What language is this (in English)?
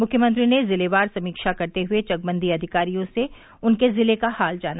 Hindi